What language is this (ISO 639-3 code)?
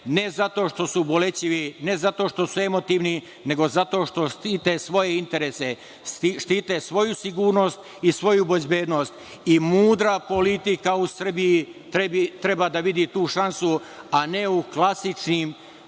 srp